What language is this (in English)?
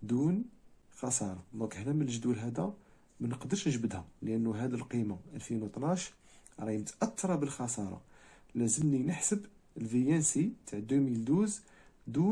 Arabic